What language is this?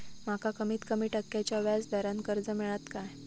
Marathi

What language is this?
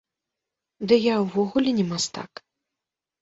Belarusian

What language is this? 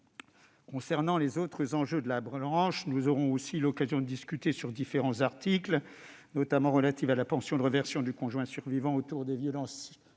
French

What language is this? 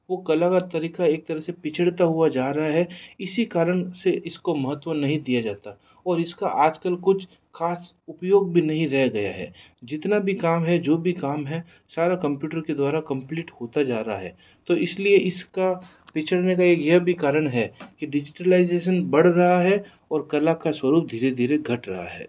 Hindi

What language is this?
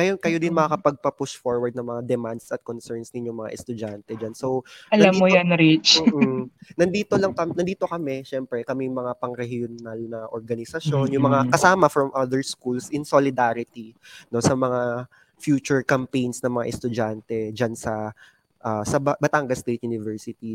Filipino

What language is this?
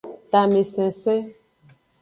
Aja (Benin)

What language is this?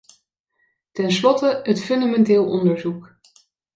Dutch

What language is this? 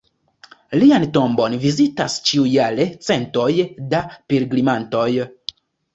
Esperanto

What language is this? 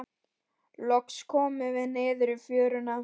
Icelandic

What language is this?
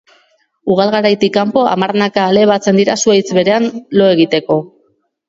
Basque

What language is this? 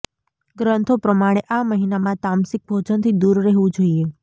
Gujarati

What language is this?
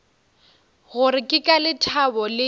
Northern Sotho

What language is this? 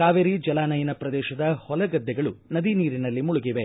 Kannada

